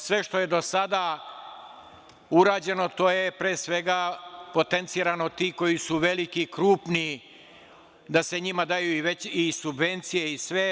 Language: Serbian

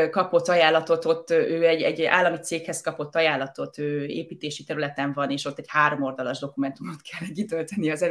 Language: Hungarian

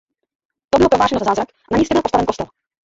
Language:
Czech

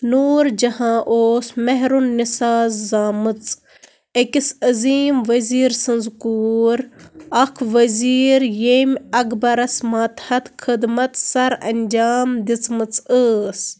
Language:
Kashmiri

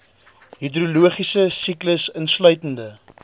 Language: Afrikaans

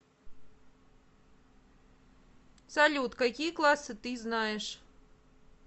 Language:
Russian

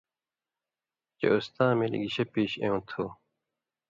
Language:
Indus Kohistani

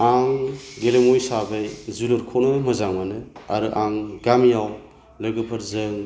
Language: Bodo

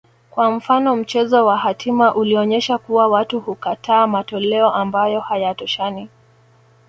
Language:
Swahili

